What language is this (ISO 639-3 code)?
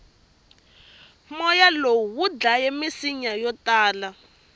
tso